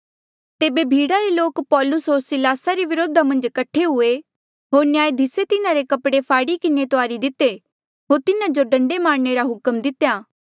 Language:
Mandeali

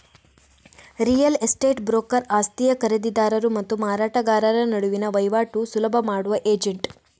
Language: Kannada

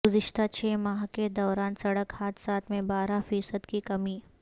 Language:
Urdu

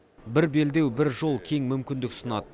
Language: Kazakh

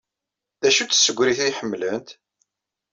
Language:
Kabyle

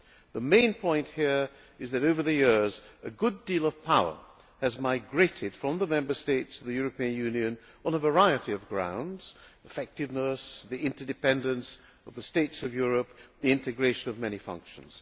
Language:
English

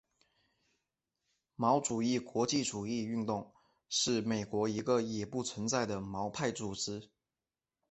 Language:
Chinese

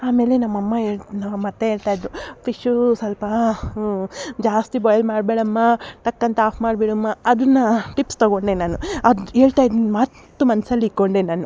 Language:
Kannada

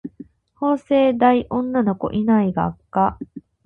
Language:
Japanese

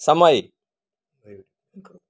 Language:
Gujarati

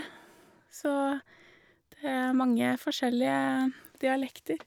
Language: Norwegian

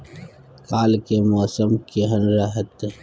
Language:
Maithili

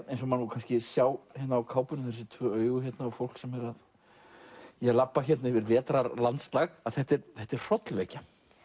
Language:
Icelandic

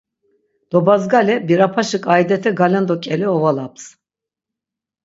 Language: Laz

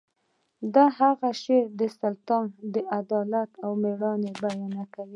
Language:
Pashto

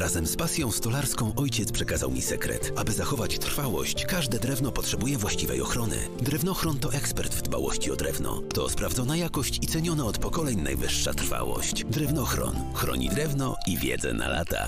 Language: Polish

